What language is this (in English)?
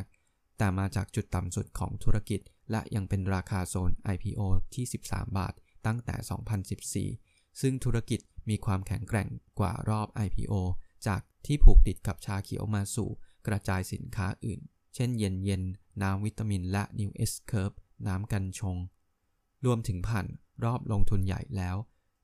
Thai